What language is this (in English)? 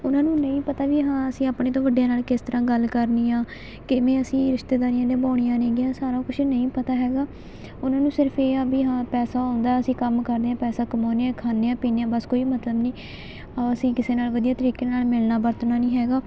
Punjabi